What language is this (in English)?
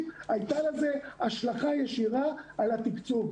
Hebrew